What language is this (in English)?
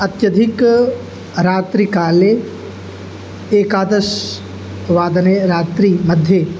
Sanskrit